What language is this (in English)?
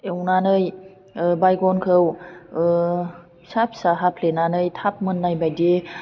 Bodo